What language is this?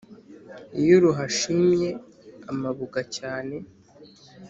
Kinyarwanda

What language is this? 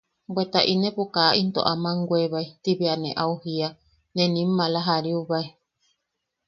Yaqui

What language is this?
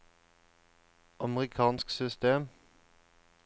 Norwegian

